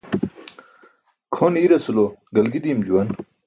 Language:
Burushaski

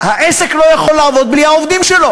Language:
Hebrew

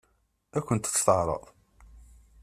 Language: Kabyle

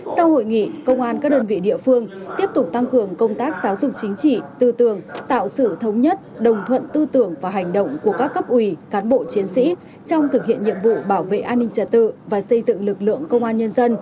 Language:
Vietnamese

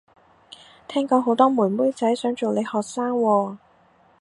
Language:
Cantonese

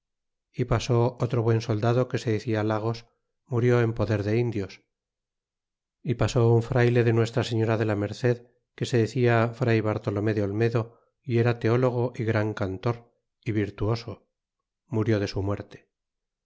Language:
Spanish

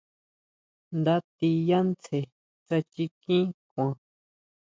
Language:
Huautla Mazatec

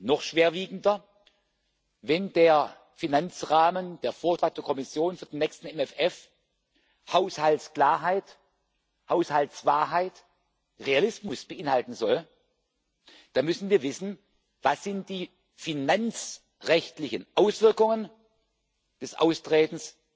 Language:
German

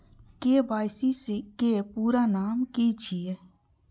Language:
Maithili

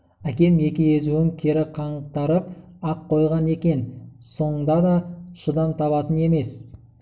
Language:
Kazakh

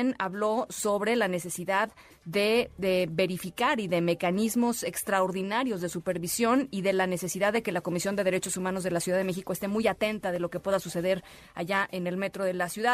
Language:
Spanish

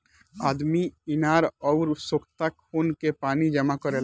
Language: Bhojpuri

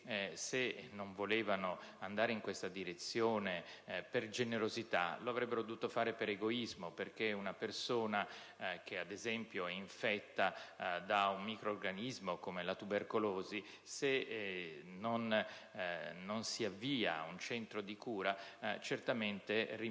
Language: Italian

